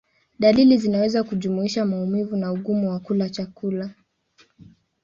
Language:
Swahili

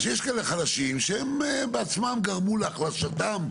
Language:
Hebrew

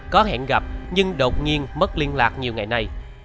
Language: Vietnamese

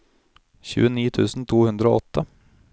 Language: Norwegian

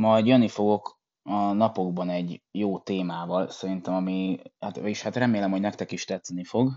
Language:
Hungarian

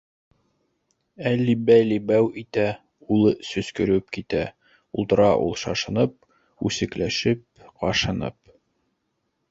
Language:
Bashkir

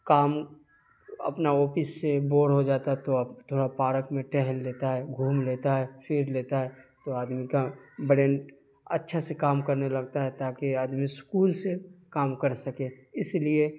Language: Urdu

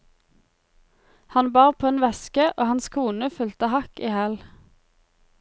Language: Norwegian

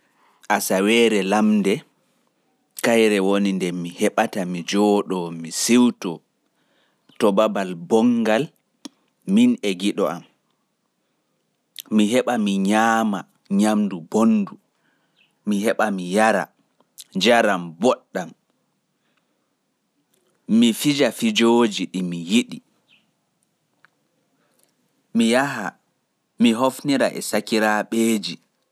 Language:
Pular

